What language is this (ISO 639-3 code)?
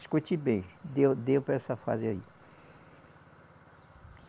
por